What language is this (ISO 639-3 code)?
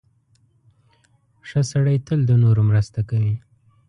pus